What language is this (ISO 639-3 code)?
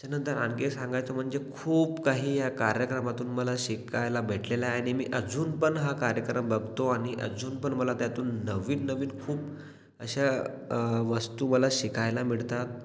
mar